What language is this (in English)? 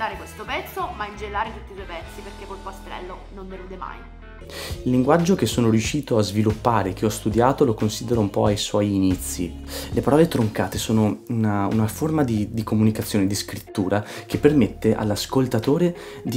Italian